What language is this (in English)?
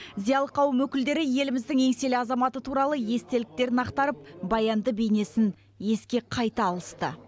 Kazakh